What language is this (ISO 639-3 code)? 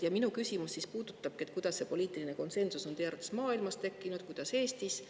est